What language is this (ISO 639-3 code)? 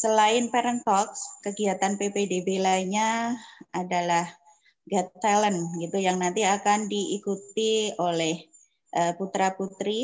ind